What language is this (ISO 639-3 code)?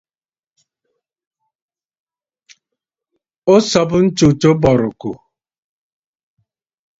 bfd